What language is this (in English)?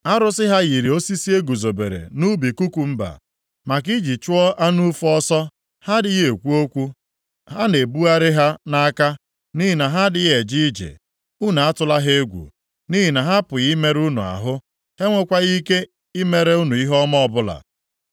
Igbo